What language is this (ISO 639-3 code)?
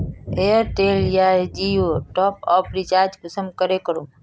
mag